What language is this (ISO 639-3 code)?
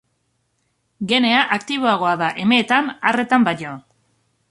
eus